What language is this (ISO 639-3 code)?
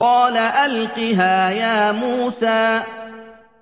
ara